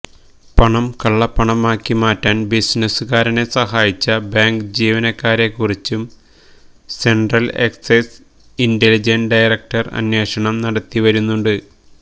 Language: Malayalam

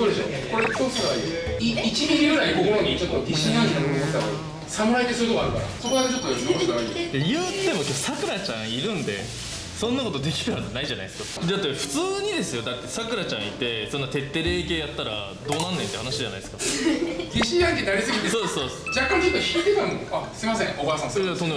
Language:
Japanese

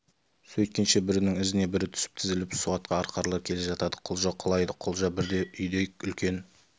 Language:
Kazakh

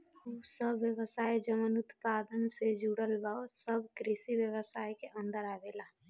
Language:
Bhojpuri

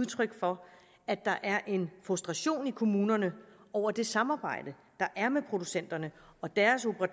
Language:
Danish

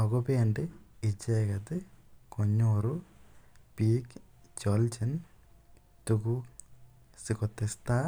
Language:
Kalenjin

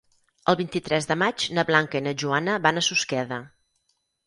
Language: Catalan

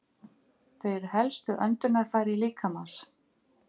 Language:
Icelandic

